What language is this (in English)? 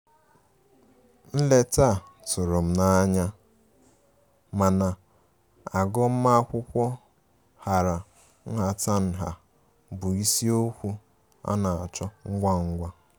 Igbo